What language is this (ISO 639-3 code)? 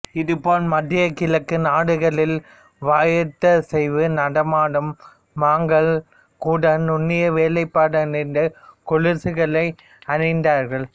tam